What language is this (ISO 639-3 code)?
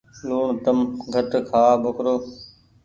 gig